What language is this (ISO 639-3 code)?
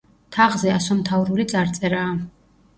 kat